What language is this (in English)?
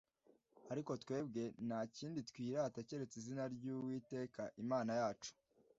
Kinyarwanda